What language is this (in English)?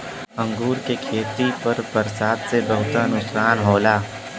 Bhojpuri